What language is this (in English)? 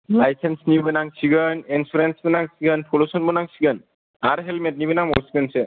Bodo